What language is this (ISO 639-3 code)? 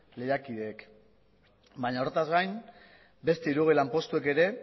eus